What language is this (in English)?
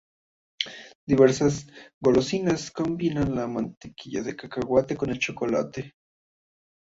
Spanish